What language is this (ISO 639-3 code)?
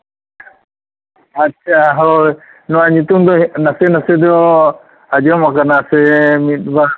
sat